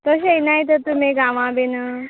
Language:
Konkani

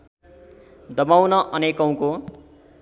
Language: Nepali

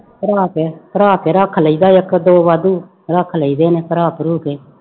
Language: Punjabi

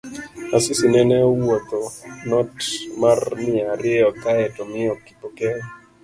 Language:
Luo (Kenya and Tanzania)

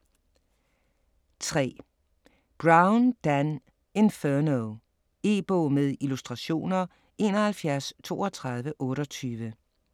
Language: Danish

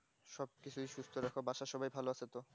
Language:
Bangla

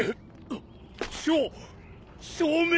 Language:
Japanese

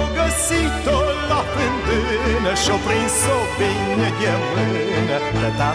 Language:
Romanian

